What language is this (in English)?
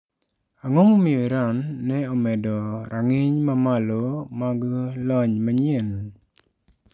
Luo (Kenya and Tanzania)